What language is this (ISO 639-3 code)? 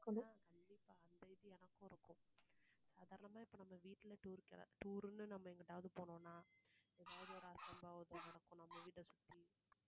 tam